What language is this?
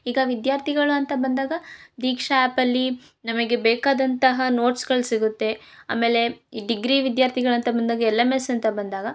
Kannada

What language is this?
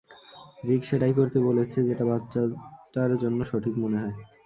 Bangla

